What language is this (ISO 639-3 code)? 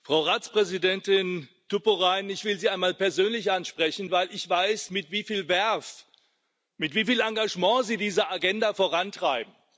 deu